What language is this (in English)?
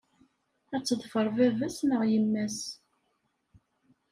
Kabyle